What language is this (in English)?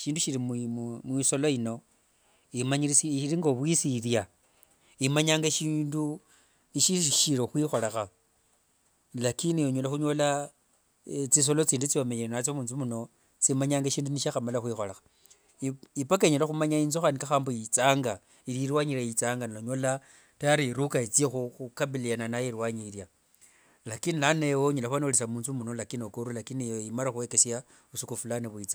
Wanga